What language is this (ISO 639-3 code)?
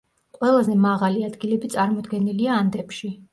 kat